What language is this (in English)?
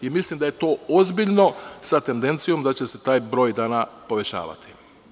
Serbian